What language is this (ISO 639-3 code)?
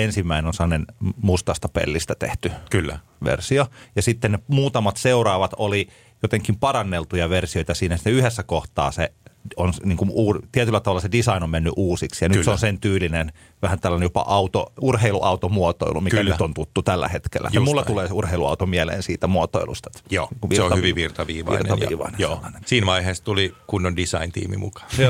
fin